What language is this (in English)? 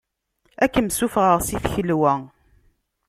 Kabyle